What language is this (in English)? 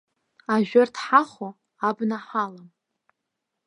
Abkhazian